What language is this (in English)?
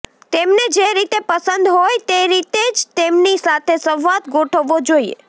Gujarati